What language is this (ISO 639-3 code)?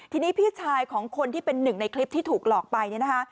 tha